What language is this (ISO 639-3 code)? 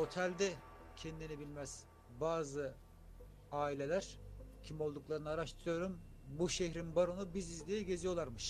tur